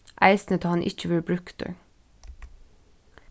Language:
Faroese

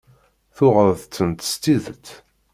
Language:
Kabyle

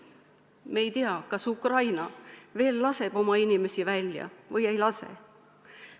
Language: Estonian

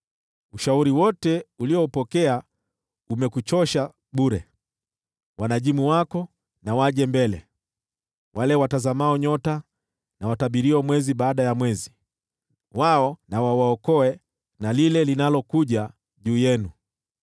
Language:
Swahili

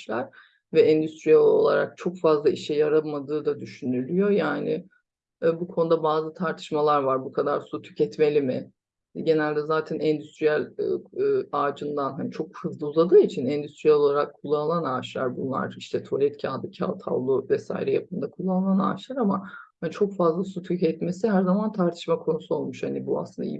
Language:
Turkish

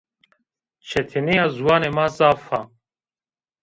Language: Zaza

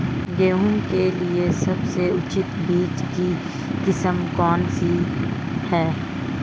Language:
Hindi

